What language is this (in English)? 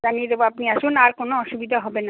Bangla